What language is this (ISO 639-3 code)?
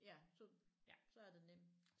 dan